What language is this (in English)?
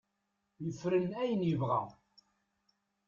Kabyle